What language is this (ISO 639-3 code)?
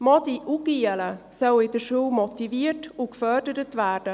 gsw